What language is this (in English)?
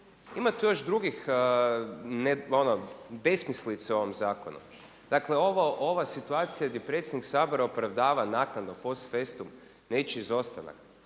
Croatian